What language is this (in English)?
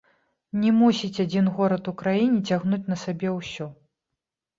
Belarusian